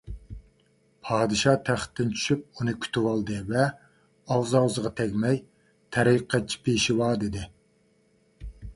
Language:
Uyghur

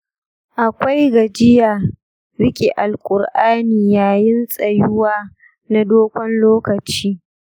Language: Hausa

